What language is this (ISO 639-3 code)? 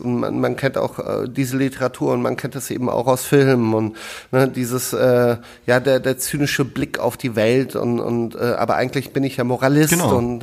deu